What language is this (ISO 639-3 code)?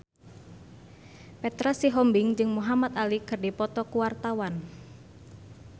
sun